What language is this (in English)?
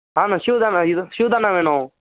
Tamil